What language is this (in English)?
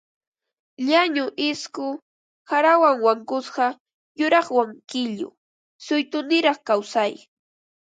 Ambo-Pasco Quechua